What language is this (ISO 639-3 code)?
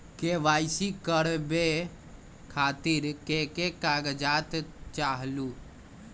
mag